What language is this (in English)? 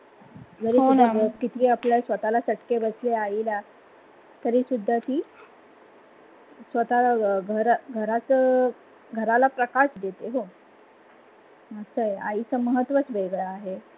Marathi